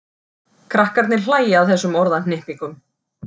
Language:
Icelandic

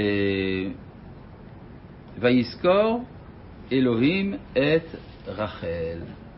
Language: Hebrew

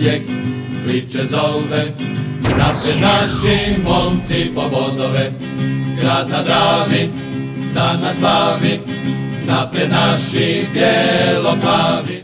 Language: Croatian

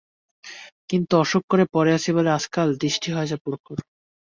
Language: Bangla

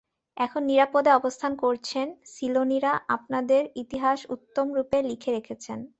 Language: Bangla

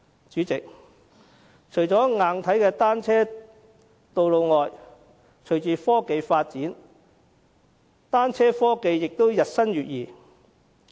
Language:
Cantonese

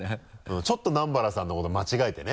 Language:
Japanese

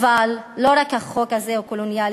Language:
Hebrew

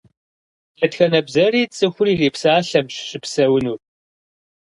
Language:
Kabardian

